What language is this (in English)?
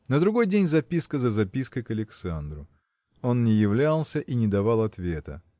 Russian